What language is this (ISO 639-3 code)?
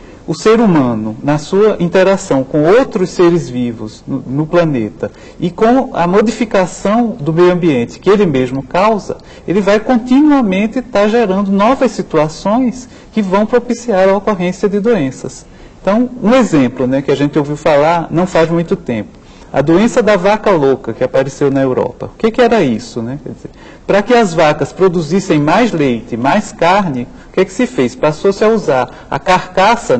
por